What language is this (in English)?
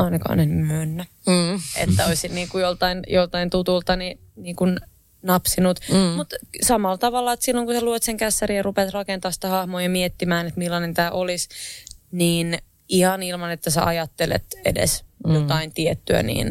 Finnish